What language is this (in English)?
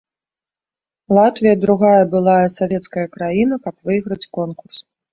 Belarusian